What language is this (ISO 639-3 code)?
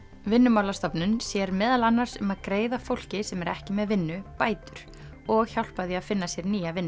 isl